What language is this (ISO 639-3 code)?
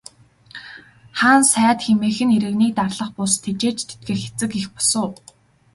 mon